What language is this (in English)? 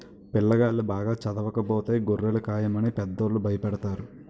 Telugu